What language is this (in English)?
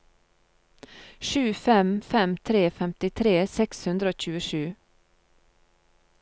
Norwegian